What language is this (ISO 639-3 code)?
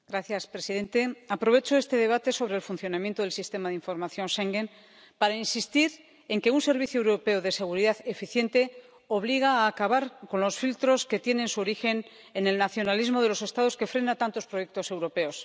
spa